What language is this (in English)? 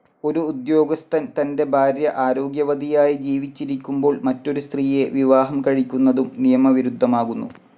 Malayalam